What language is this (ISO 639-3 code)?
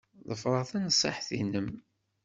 kab